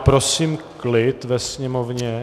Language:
Czech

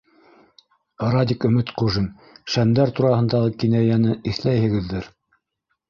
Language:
Bashkir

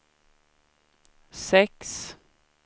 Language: Swedish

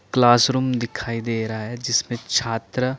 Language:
Hindi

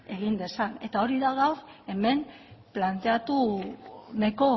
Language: Basque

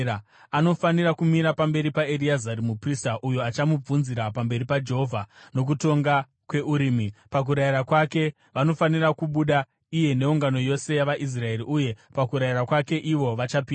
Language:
Shona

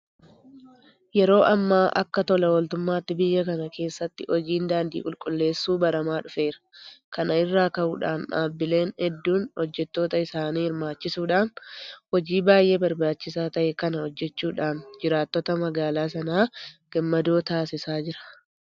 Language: Oromo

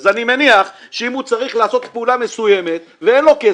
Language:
Hebrew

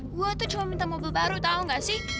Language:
Indonesian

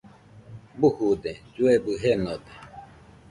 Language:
Nüpode Huitoto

